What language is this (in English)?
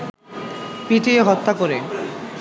Bangla